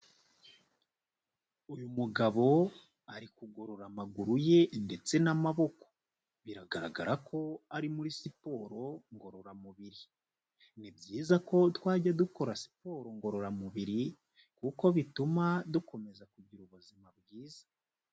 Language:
Kinyarwanda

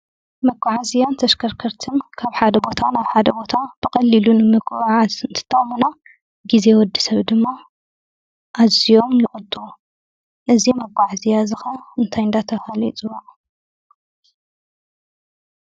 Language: Tigrinya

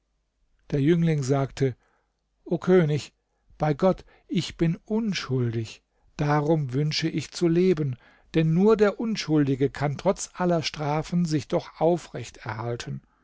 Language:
German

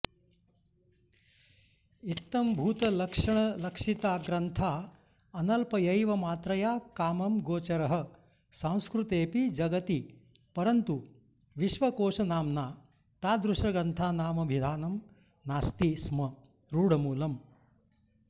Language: Sanskrit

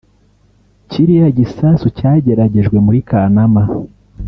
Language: Kinyarwanda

